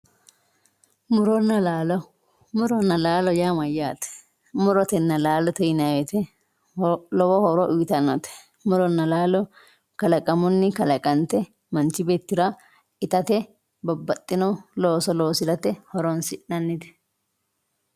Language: Sidamo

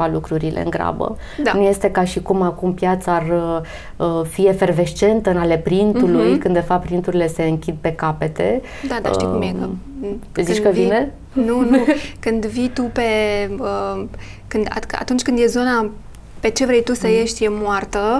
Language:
Romanian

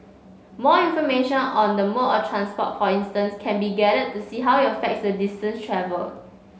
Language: English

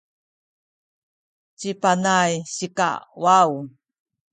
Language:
Sakizaya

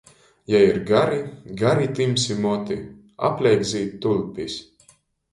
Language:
Latgalian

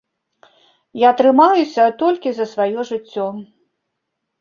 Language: Belarusian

